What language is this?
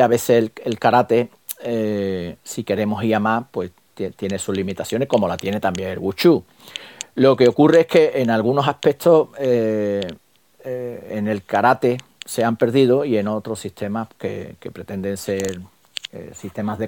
Spanish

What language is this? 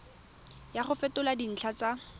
Tswana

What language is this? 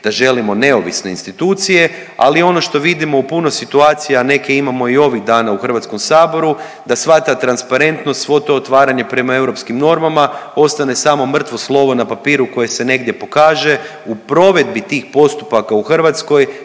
Croatian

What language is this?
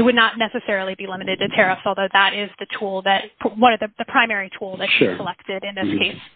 English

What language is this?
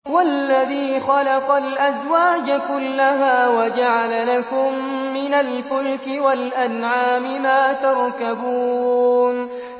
Arabic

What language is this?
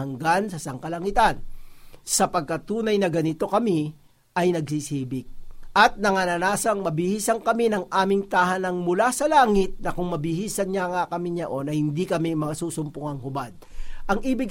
Filipino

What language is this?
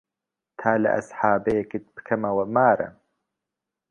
Central Kurdish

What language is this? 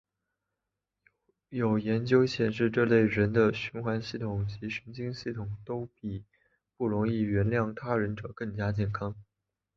Chinese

